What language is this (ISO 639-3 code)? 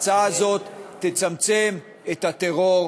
heb